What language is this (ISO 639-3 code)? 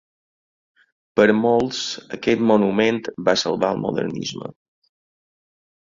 cat